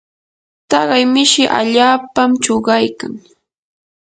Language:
Yanahuanca Pasco Quechua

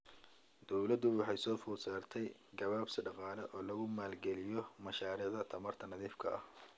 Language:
Somali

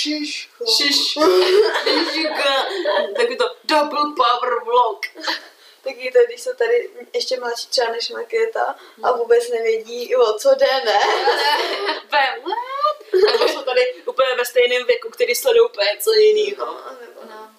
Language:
Czech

